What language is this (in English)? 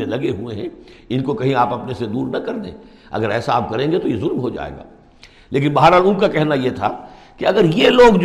Urdu